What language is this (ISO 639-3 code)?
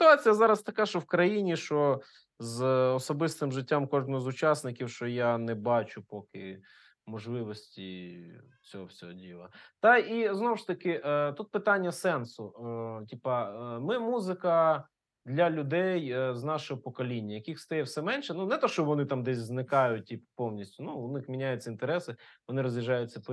ukr